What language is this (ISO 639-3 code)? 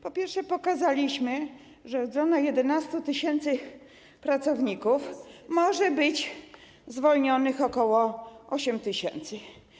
pol